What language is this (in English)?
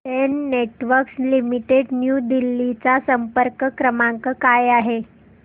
Marathi